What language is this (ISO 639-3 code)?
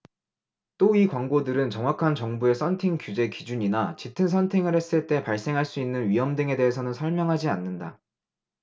kor